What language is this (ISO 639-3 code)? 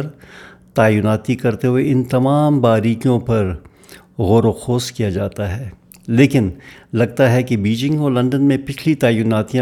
urd